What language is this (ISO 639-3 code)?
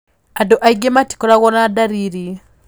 kik